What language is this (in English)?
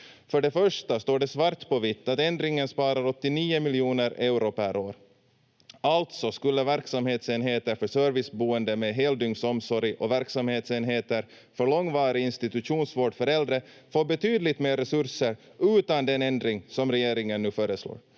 Finnish